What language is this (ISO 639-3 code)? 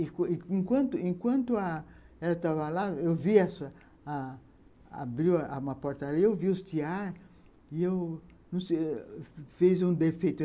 por